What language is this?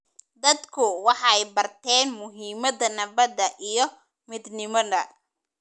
Somali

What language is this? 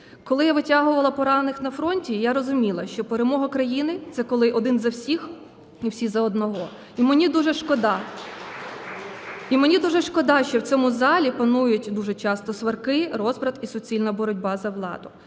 Ukrainian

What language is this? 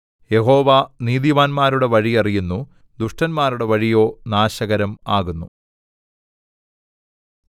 Malayalam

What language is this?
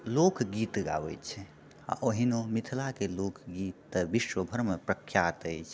Maithili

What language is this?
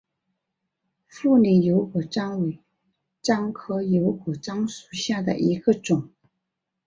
Chinese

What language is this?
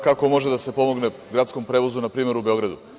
Serbian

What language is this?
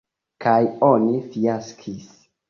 Esperanto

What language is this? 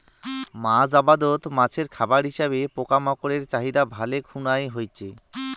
Bangla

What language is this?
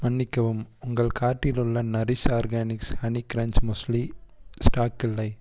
Tamil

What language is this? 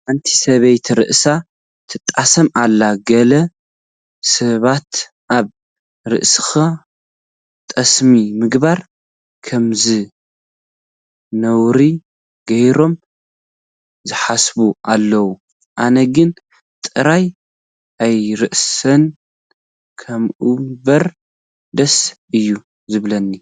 Tigrinya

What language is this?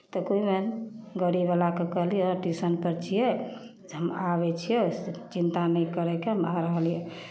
Maithili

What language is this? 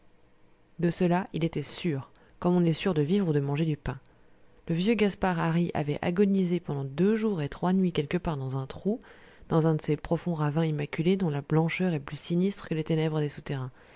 French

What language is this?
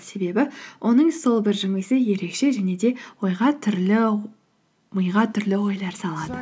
Kazakh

